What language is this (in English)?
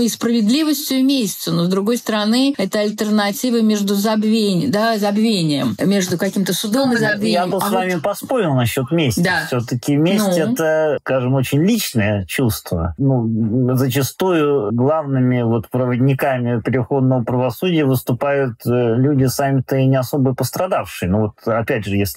Russian